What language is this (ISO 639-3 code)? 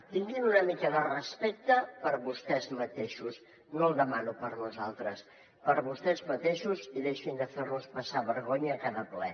cat